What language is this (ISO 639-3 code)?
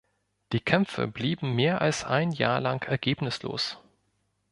deu